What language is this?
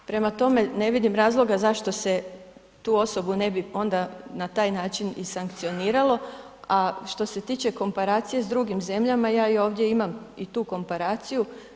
Croatian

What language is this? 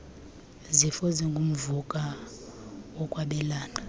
Xhosa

